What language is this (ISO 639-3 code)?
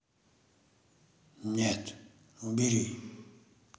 rus